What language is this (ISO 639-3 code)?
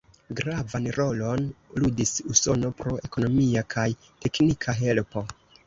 epo